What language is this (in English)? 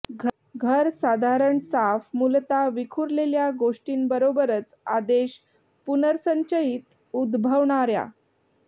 Marathi